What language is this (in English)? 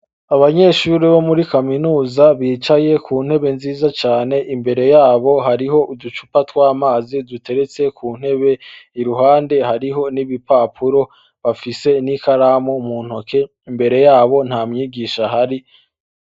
Rundi